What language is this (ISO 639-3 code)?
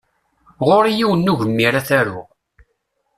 kab